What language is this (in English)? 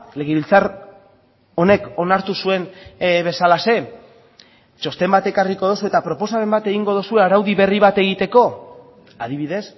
Basque